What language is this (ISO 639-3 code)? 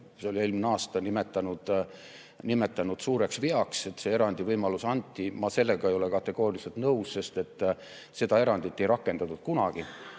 est